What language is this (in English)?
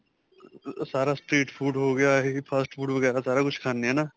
Punjabi